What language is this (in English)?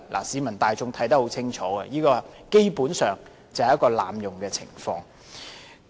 Cantonese